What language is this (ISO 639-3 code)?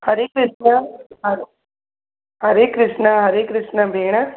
snd